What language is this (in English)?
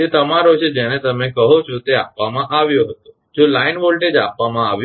Gujarati